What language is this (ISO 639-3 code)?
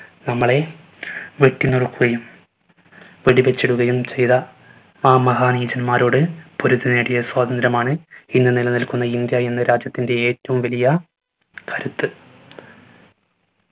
mal